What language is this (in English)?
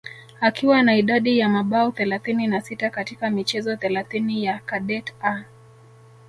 Swahili